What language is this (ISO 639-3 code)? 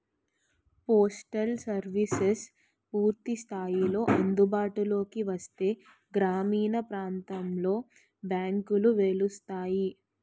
tel